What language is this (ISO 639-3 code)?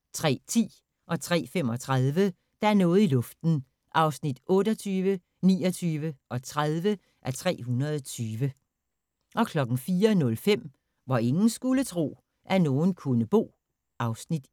dan